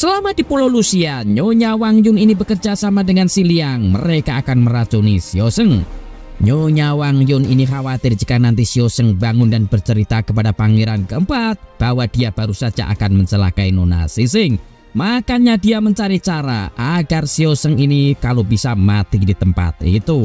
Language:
Indonesian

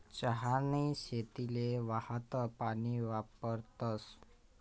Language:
Marathi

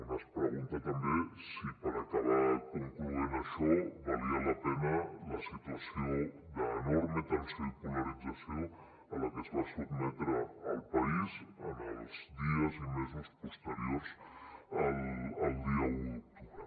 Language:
Catalan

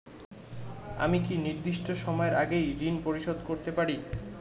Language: Bangla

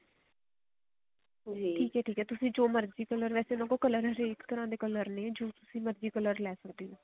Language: Punjabi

